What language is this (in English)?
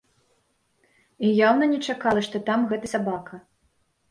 Belarusian